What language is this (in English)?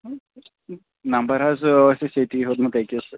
Kashmiri